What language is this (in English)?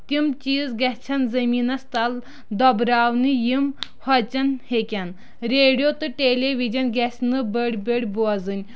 Kashmiri